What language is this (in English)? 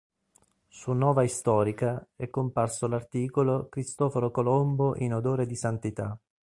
Italian